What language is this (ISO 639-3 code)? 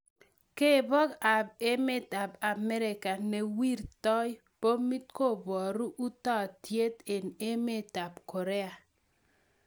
kln